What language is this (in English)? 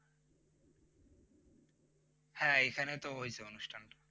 Bangla